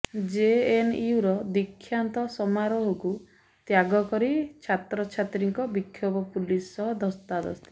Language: Odia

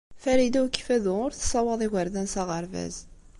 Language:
Kabyle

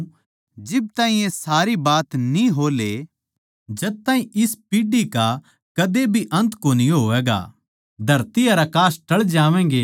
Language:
Haryanvi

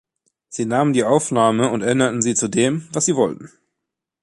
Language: German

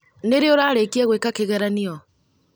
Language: Kikuyu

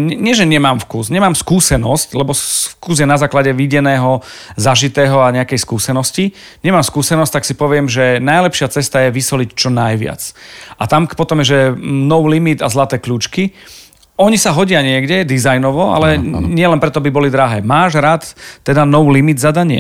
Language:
Slovak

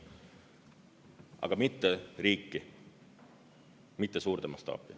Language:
Estonian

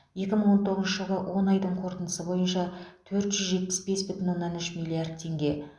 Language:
Kazakh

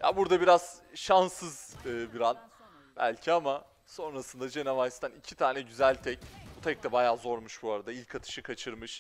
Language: Turkish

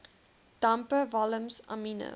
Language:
Afrikaans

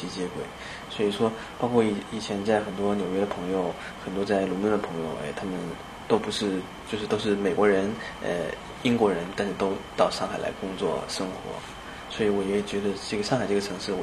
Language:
Chinese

